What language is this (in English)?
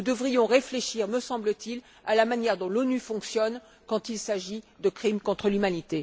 French